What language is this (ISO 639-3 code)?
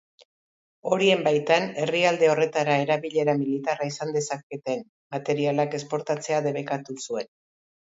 eus